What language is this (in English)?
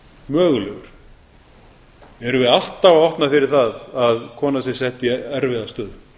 Icelandic